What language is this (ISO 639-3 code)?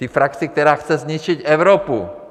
ces